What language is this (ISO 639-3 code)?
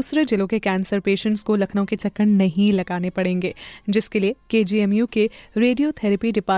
hin